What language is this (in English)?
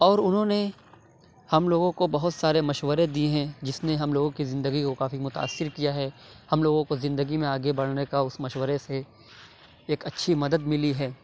Urdu